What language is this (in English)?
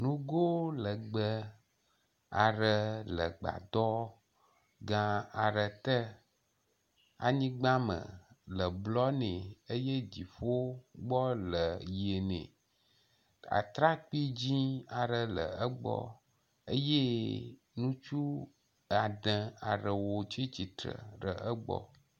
Ewe